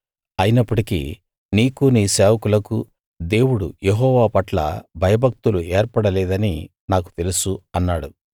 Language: Telugu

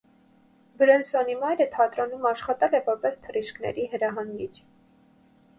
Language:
Armenian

